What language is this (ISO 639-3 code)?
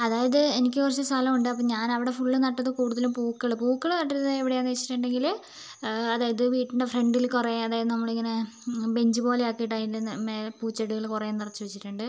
mal